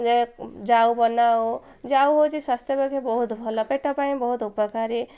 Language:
Odia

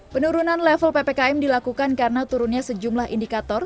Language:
Indonesian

